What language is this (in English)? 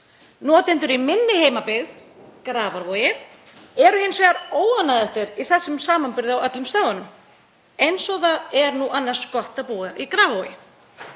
Icelandic